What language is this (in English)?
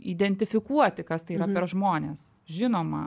Lithuanian